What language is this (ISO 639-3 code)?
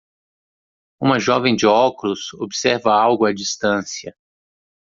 por